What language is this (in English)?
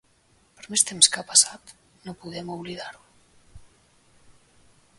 Catalan